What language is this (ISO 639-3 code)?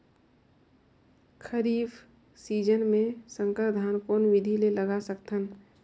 hne